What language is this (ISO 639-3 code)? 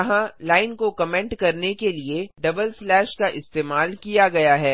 hin